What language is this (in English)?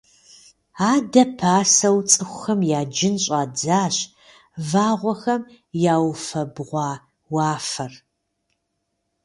Kabardian